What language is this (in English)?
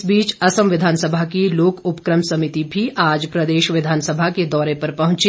Hindi